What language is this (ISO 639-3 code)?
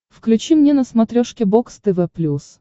rus